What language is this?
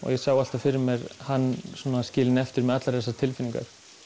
Icelandic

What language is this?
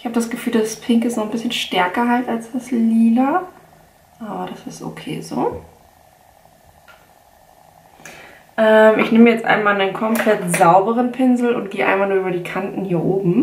German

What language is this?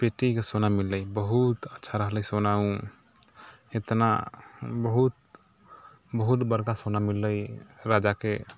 Maithili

